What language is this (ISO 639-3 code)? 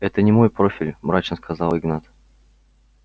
rus